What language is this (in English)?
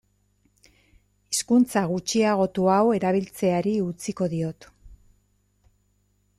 Basque